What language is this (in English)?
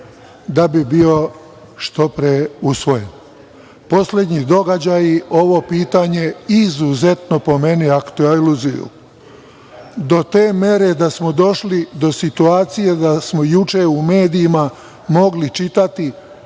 Serbian